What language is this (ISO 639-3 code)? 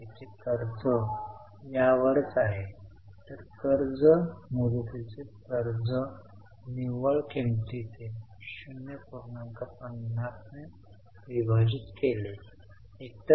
mar